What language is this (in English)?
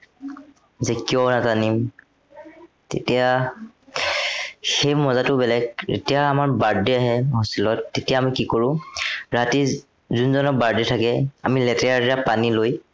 Assamese